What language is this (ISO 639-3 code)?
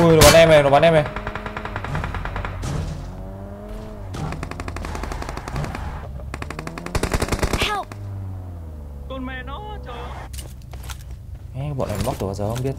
vie